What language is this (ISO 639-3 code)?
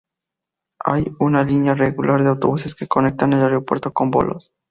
spa